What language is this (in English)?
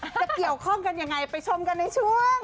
Thai